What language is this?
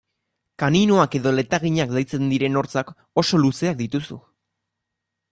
Basque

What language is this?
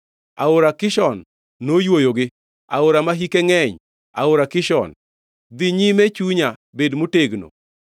Luo (Kenya and Tanzania)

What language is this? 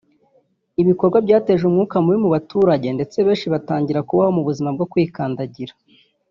Kinyarwanda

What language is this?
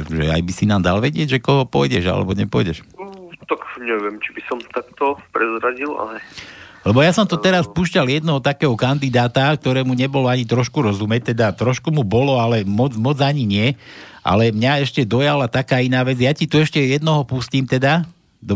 Slovak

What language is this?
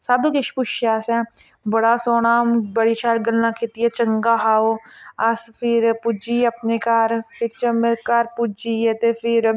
Dogri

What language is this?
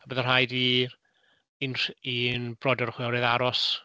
Welsh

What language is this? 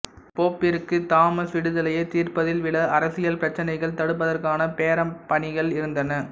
Tamil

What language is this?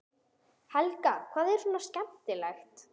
Icelandic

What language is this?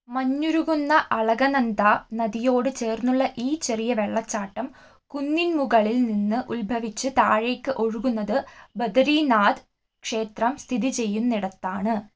Malayalam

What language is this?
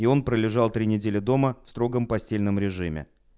Russian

